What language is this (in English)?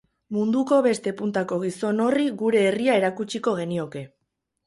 Basque